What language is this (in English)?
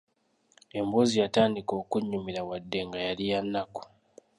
Ganda